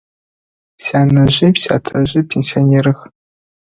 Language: Adyghe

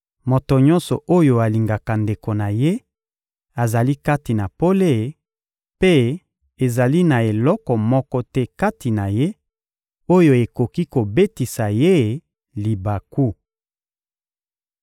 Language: Lingala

